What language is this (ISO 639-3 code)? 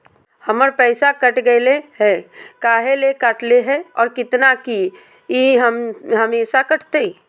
mag